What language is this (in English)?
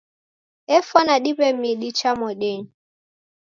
Taita